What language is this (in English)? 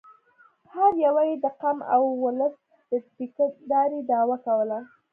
Pashto